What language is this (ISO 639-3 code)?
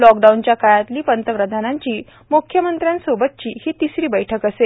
mar